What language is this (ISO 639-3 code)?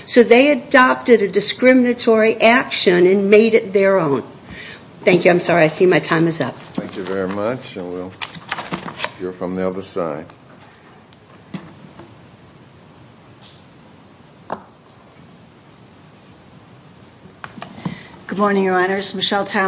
eng